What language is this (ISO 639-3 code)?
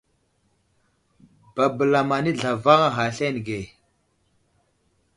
udl